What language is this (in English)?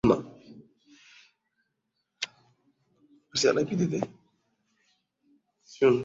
Swahili